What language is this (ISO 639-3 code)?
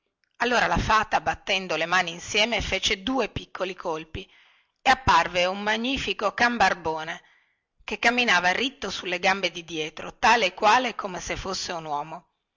ita